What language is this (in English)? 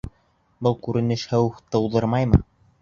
Bashkir